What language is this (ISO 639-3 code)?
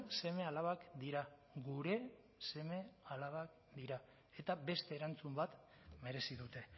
eus